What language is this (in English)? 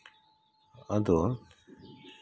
Santali